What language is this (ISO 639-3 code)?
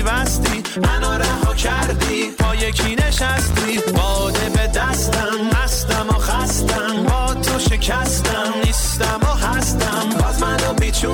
fas